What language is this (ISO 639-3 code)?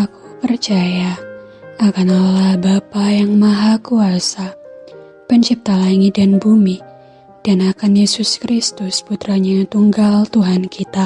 ind